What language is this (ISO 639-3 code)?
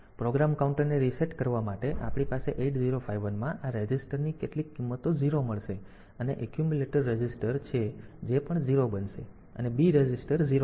guj